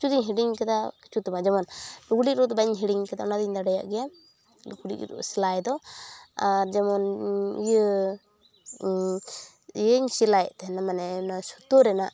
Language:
Santali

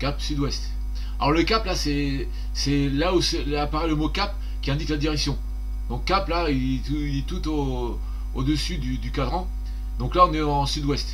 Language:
French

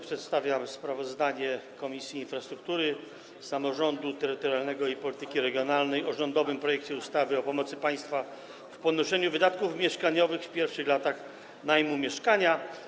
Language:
Polish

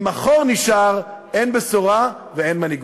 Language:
Hebrew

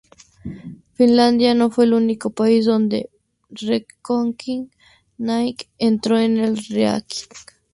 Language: Spanish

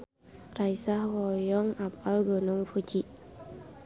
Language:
Sundanese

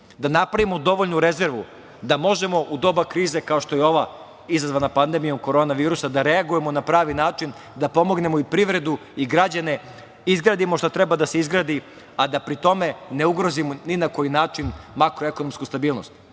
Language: Serbian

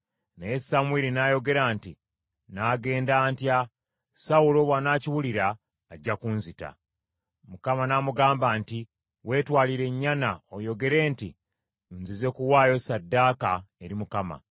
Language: Ganda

